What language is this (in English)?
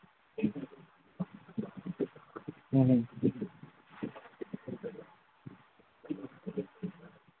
Manipuri